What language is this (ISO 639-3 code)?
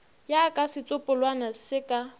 nso